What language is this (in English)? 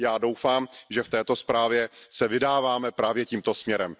Czech